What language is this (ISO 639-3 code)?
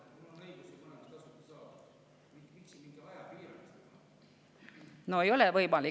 est